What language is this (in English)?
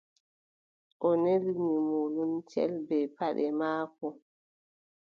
Adamawa Fulfulde